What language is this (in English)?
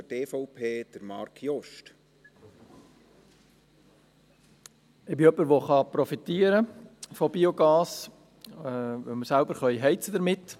Swiss German